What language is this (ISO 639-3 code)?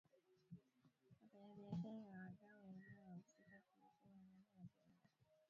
swa